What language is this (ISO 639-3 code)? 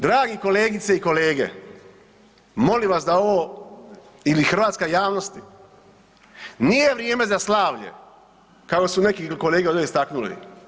hrv